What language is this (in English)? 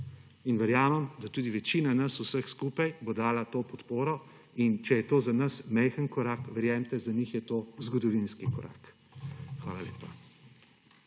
Slovenian